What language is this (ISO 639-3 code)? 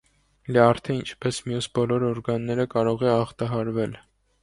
hye